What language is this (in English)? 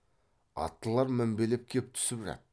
Kazakh